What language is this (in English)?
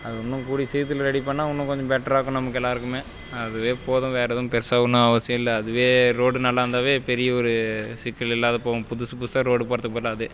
Tamil